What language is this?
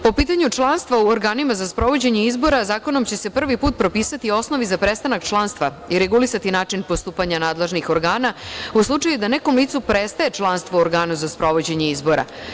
Serbian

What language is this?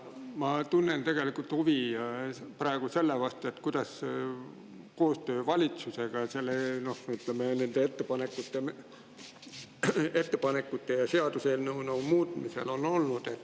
Estonian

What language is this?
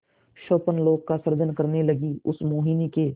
Hindi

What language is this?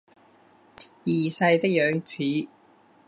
Chinese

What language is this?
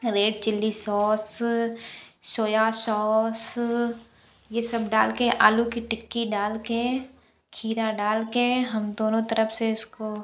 Hindi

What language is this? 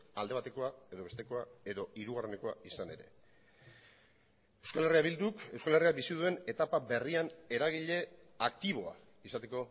Basque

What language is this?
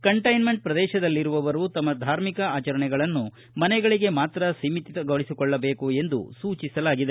Kannada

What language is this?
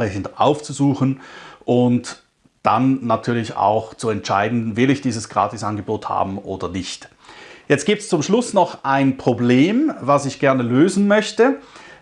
German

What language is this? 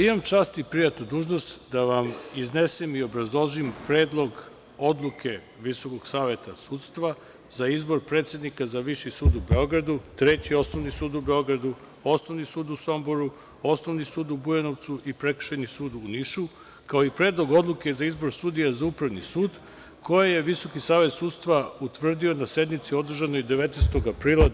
Serbian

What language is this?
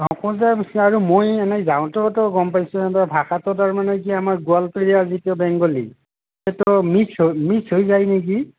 Assamese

